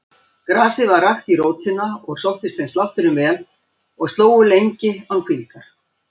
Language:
Icelandic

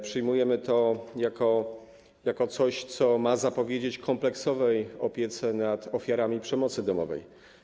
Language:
Polish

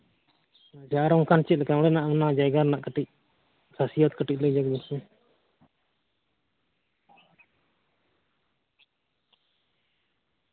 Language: Santali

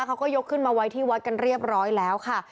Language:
Thai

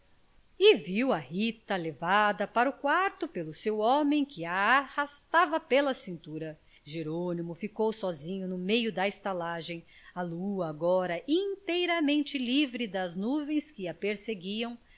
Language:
Portuguese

